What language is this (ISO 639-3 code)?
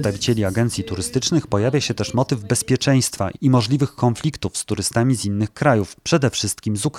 pol